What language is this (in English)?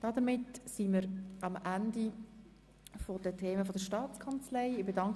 Swiss German